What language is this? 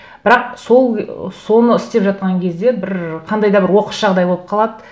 Kazakh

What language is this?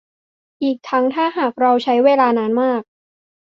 Thai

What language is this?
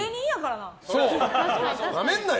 Japanese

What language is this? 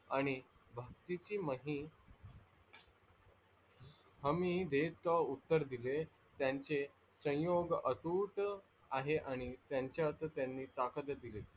Marathi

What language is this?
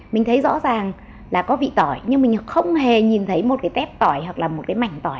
Vietnamese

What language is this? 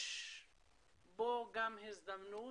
Hebrew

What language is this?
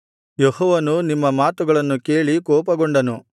Kannada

